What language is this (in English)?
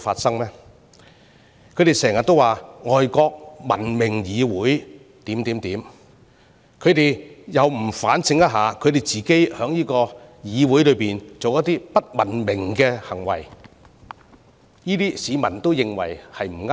Cantonese